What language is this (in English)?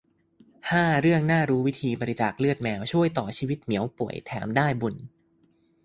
Thai